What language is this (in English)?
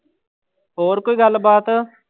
Punjabi